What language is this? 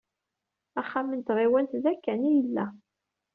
Kabyle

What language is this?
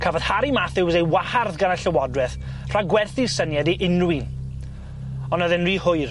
Welsh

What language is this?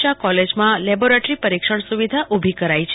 Gujarati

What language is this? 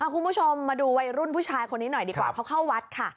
Thai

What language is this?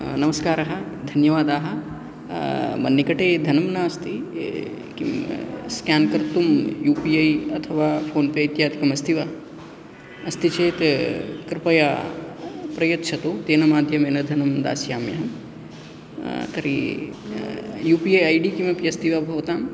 Sanskrit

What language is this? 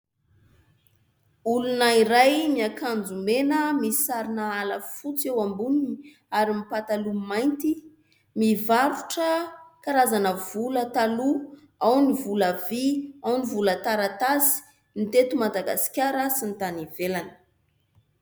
Malagasy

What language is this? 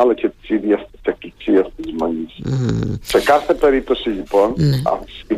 Greek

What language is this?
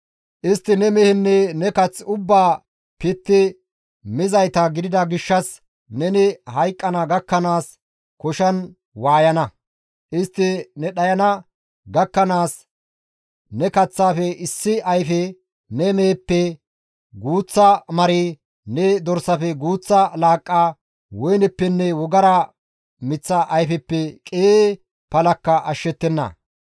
Gamo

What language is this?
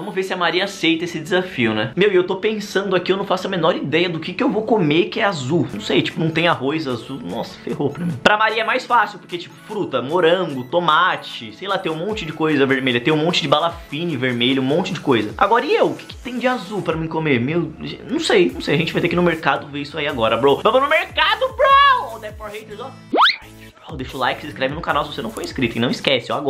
Portuguese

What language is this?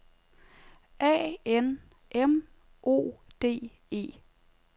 Danish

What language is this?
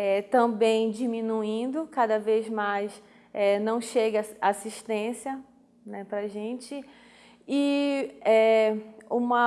Portuguese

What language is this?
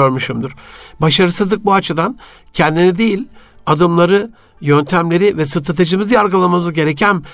Turkish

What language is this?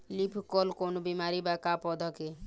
Bhojpuri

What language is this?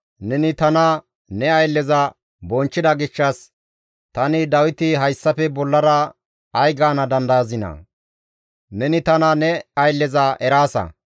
Gamo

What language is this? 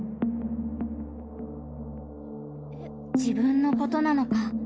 Japanese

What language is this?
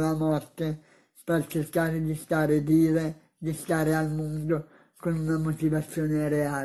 Italian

